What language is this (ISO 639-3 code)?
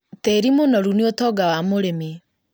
kik